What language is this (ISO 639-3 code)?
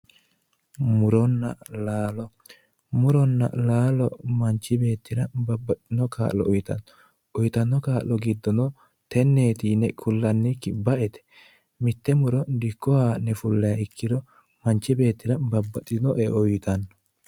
sid